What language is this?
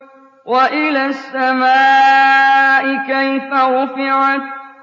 Arabic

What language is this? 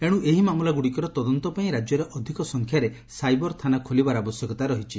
Odia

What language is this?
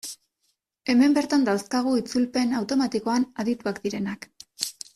Basque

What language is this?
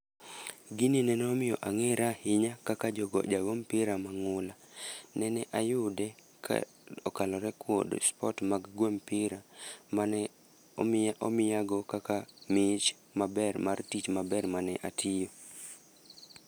Luo (Kenya and Tanzania)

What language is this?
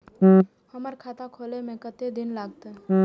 Maithili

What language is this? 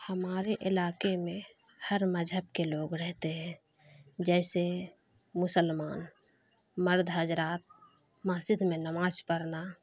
Urdu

